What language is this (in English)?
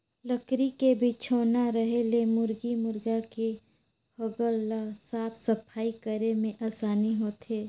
Chhattisgarhi